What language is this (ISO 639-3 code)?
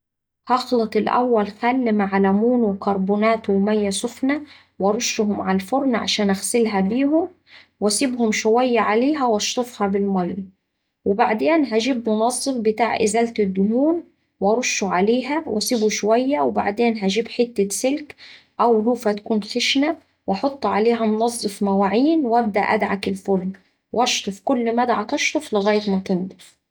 aec